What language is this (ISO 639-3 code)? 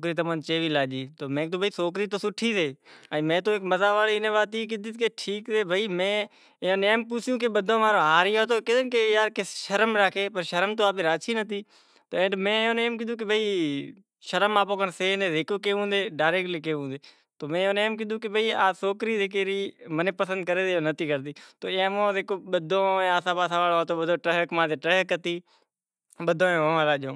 gjk